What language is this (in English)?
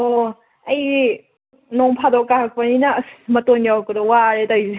Manipuri